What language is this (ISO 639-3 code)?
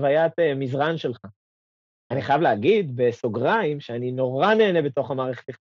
heb